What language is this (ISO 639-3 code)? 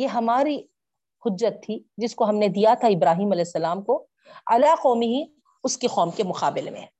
urd